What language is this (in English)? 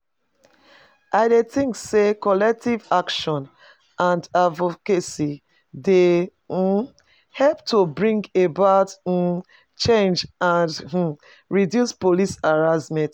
Nigerian Pidgin